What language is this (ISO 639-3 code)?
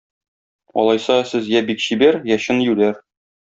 tat